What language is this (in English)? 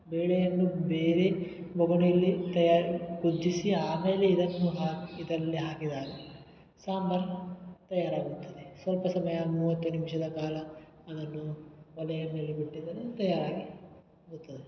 Kannada